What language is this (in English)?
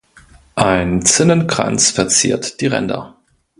German